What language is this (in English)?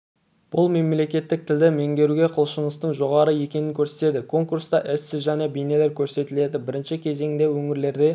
Kazakh